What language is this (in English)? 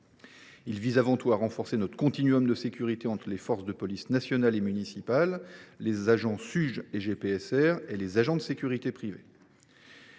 French